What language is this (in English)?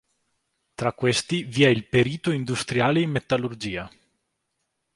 Italian